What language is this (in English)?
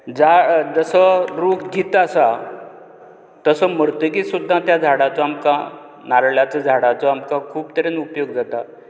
Konkani